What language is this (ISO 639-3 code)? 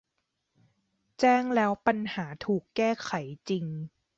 tha